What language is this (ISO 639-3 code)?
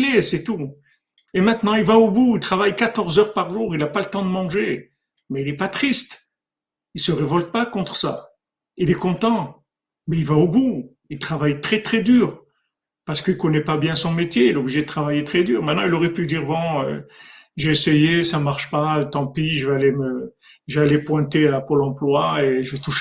fra